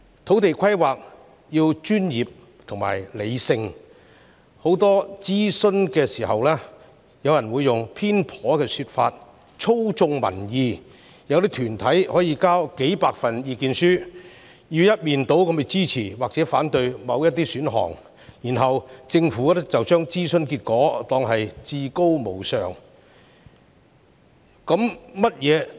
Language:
Cantonese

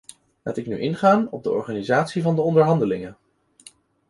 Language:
Dutch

